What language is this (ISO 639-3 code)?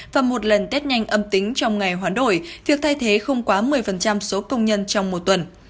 vie